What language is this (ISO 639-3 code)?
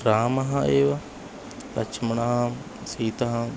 san